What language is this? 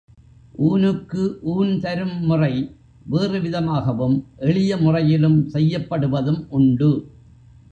Tamil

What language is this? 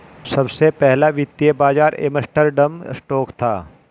Hindi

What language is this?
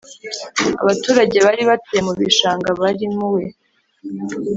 Kinyarwanda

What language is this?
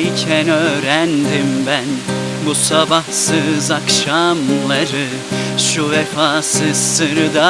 Turkish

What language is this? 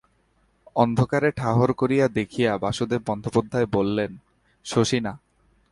Bangla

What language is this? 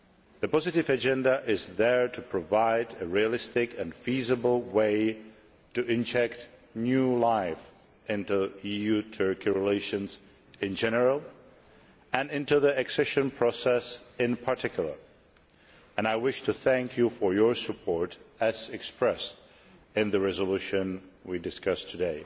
English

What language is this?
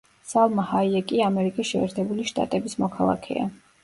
Georgian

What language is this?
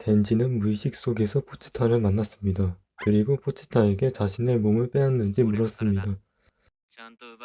Korean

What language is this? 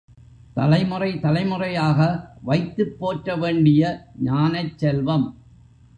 Tamil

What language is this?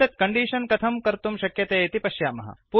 Sanskrit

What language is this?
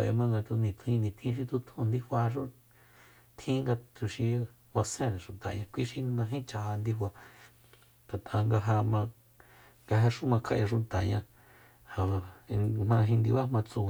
Soyaltepec Mazatec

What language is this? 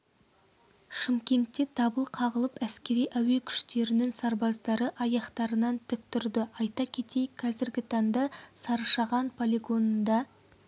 Kazakh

